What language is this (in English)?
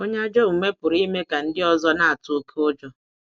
Igbo